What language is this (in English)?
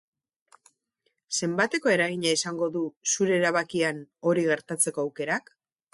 Basque